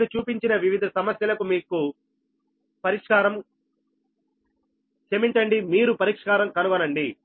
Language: Telugu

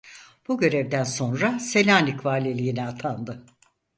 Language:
Turkish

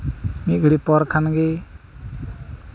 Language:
Santali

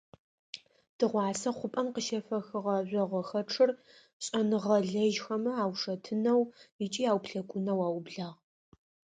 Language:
Adyghe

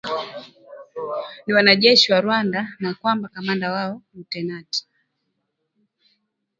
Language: Swahili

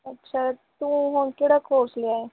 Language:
Punjabi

